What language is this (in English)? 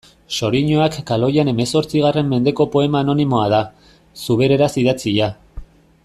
Basque